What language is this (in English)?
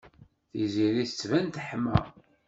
Kabyle